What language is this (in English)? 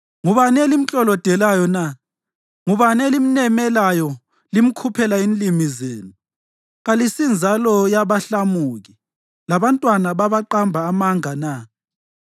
North Ndebele